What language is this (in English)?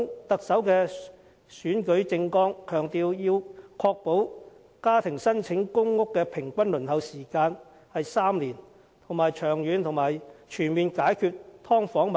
Cantonese